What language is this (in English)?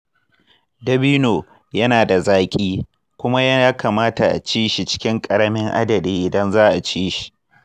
Hausa